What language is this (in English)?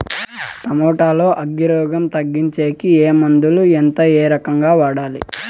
Telugu